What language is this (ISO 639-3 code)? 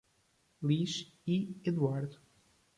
por